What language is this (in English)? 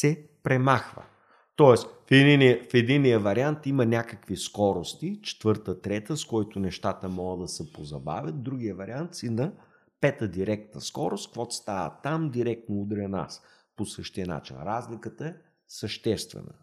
Bulgarian